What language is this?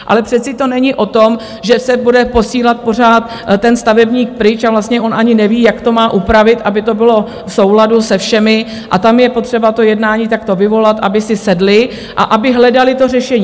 Czech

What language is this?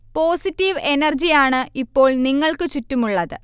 Malayalam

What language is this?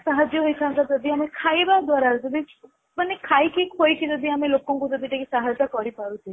Odia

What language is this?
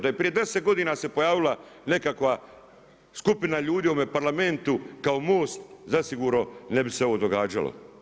Croatian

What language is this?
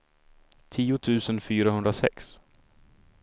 Swedish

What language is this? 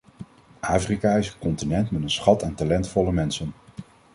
Dutch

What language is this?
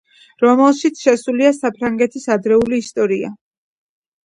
Georgian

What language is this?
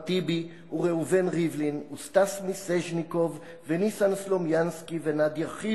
Hebrew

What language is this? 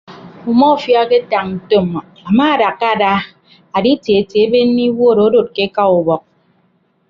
Ibibio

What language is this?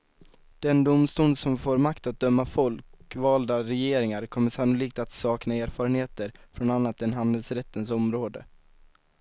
Swedish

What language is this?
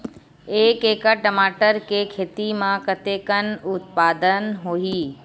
Chhattisgarhi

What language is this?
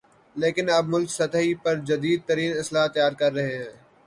Urdu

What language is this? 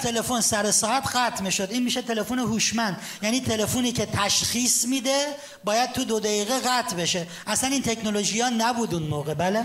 Persian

